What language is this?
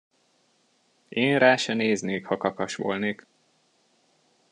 Hungarian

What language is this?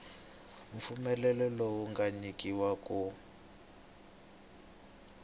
Tsonga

